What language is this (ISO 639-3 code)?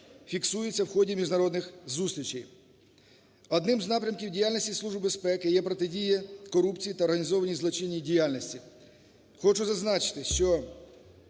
ukr